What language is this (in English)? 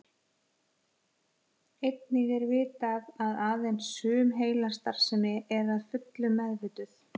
Icelandic